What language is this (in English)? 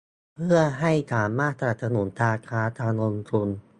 Thai